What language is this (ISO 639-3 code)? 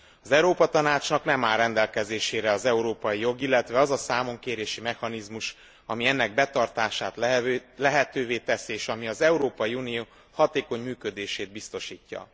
hun